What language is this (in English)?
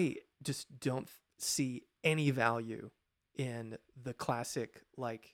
English